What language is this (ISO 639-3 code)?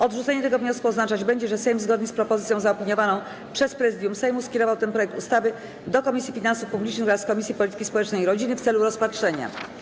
pol